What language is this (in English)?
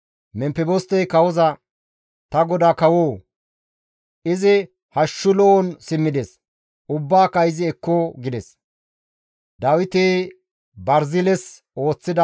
Gamo